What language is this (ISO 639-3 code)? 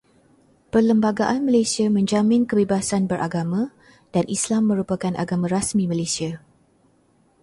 msa